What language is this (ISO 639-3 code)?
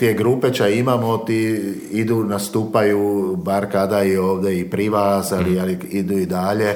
hrv